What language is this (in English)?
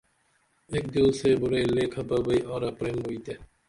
Dameli